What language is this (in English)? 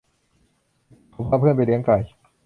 Thai